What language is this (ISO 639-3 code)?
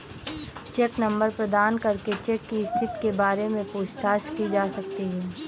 hin